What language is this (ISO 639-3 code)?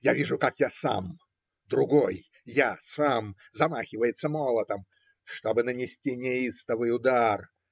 rus